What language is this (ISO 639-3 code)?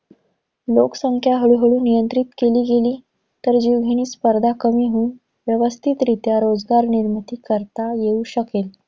mar